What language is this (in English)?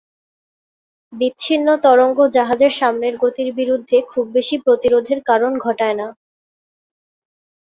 Bangla